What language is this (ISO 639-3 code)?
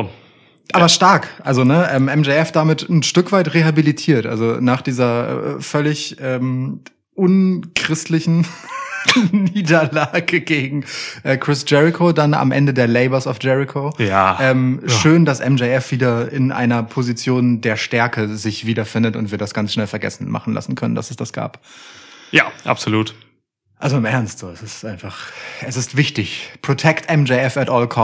deu